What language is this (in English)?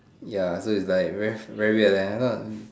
English